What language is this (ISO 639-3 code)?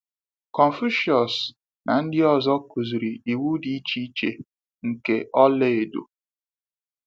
ibo